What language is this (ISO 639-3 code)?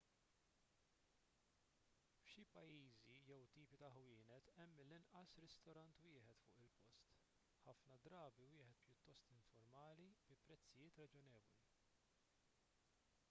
mlt